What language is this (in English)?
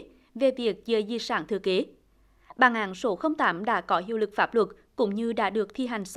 Vietnamese